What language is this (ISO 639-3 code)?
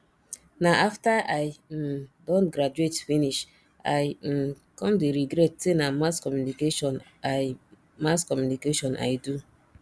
pcm